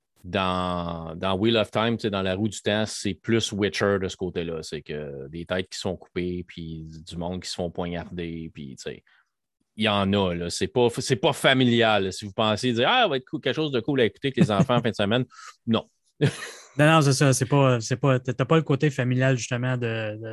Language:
French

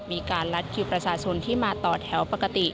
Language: Thai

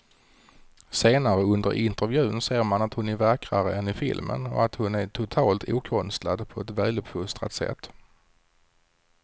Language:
Swedish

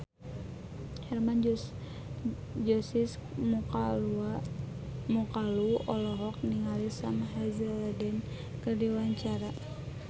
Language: Sundanese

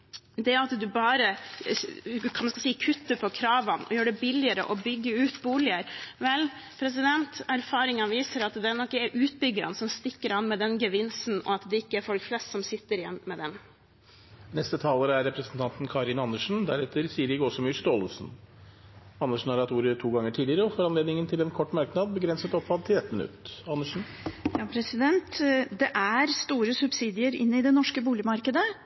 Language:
Norwegian Bokmål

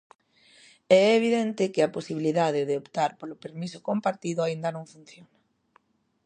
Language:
Galician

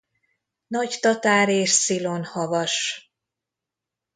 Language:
Hungarian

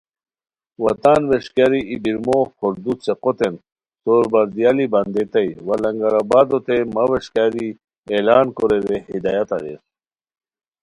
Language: Khowar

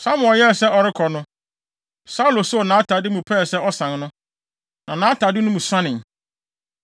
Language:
Akan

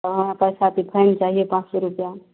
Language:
Maithili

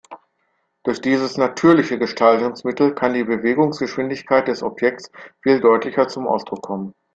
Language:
German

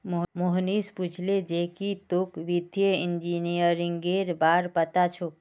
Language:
Magahi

